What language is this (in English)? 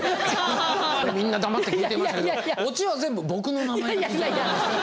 Japanese